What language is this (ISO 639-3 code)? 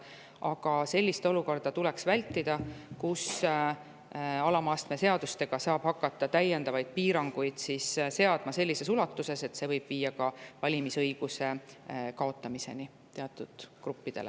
est